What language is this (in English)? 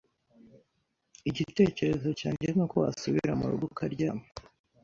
Kinyarwanda